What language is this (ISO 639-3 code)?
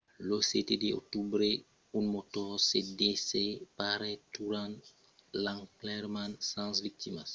oci